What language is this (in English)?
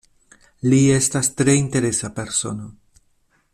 Esperanto